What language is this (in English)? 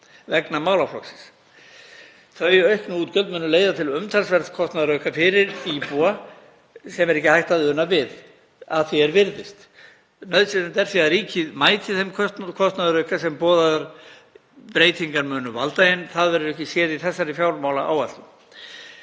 Icelandic